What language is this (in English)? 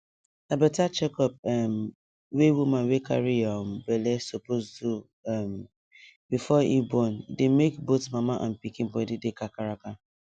Nigerian Pidgin